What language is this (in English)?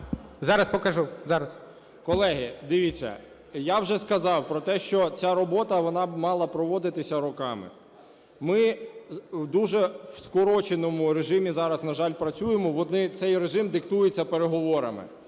Ukrainian